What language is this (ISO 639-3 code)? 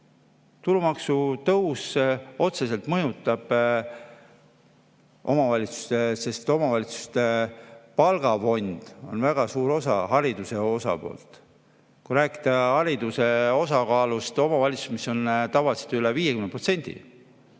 est